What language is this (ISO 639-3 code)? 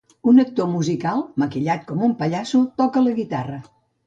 cat